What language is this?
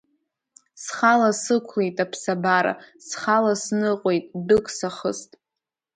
Abkhazian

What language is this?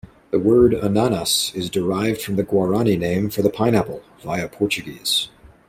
English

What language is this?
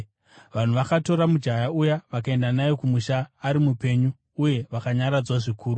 Shona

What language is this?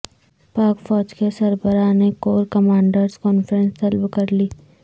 Urdu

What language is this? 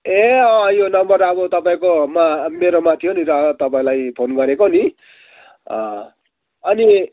Nepali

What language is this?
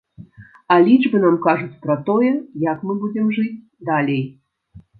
Belarusian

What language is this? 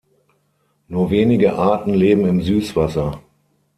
German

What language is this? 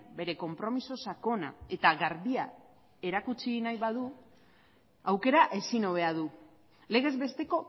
Basque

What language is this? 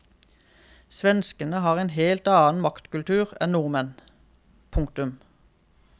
Norwegian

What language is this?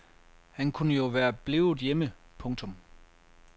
Danish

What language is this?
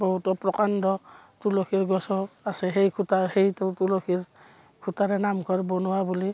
Assamese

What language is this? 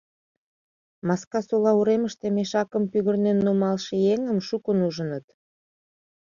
Mari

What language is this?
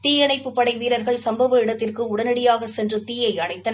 Tamil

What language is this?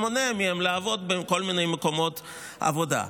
Hebrew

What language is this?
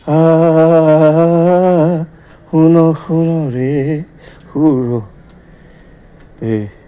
Assamese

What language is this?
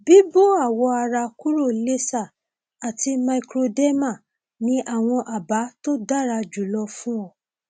Yoruba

